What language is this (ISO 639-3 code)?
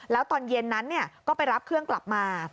tha